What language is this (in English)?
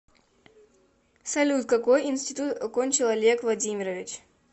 Russian